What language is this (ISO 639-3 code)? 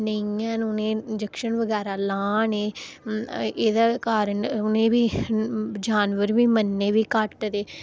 doi